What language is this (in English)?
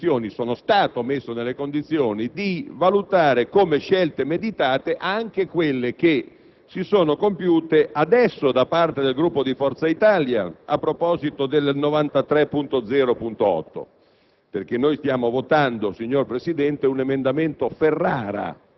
Italian